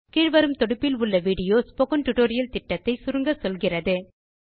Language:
Tamil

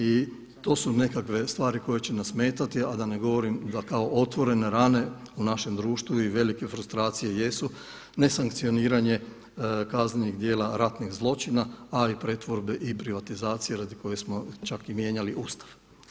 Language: Croatian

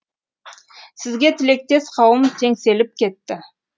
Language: Kazakh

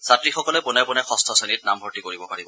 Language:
Assamese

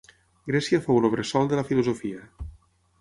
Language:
Catalan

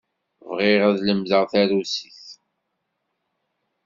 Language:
Kabyle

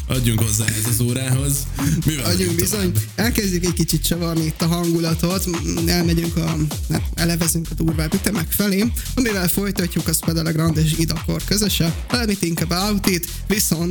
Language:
Hungarian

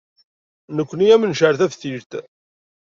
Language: Kabyle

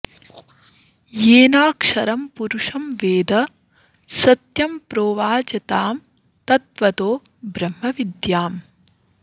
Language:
Sanskrit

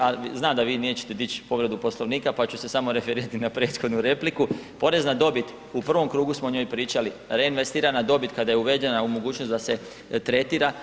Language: Croatian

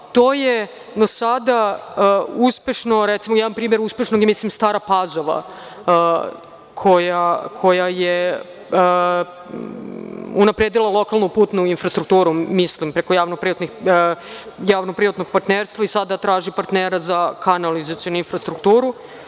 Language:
Serbian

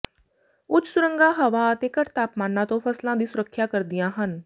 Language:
Punjabi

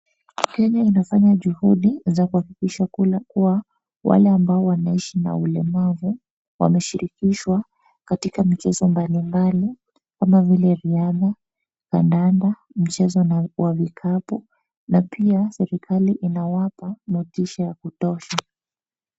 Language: Swahili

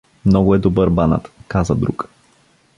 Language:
Bulgarian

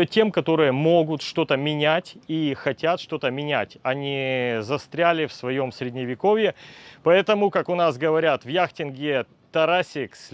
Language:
Russian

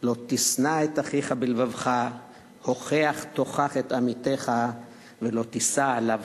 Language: Hebrew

